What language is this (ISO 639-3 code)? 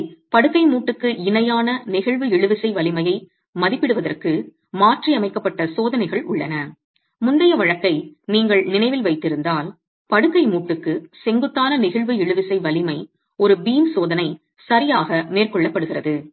tam